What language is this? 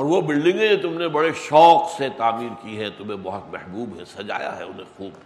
Urdu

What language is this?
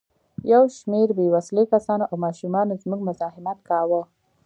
Pashto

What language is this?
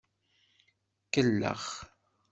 Kabyle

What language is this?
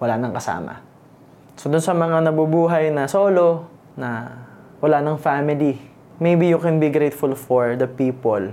Filipino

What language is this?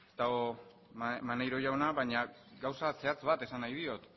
Basque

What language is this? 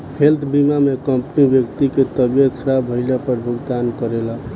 Bhojpuri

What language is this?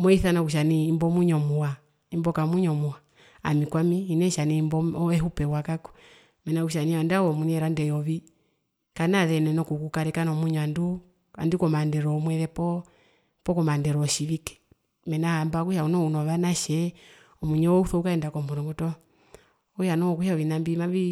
Herero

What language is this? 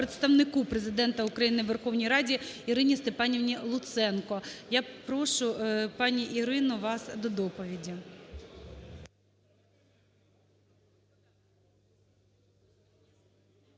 Ukrainian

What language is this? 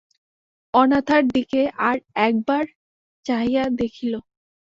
Bangla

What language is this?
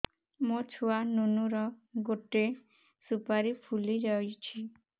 Odia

